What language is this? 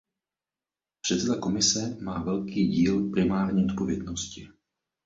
Czech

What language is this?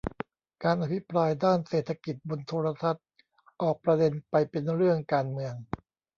Thai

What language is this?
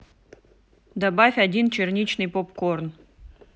Russian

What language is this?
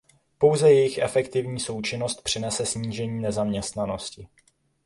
Czech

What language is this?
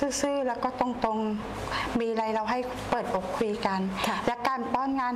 Thai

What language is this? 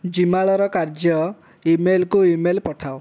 Odia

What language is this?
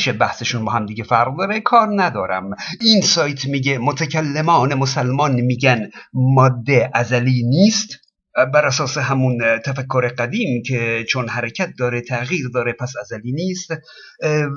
Persian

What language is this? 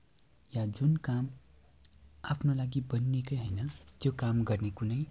Nepali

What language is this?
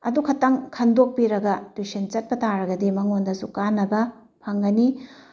Manipuri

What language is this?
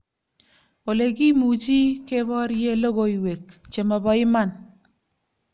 Kalenjin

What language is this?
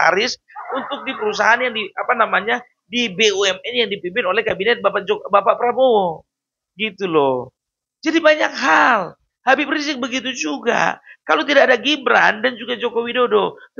Indonesian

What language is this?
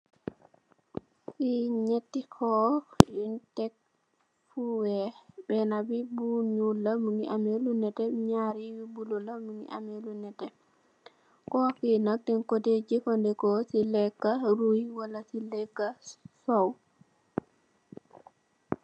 Wolof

